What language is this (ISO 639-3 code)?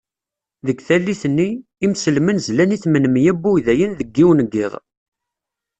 kab